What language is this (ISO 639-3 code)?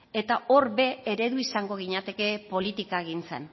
eus